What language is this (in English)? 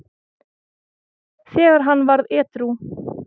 Icelandic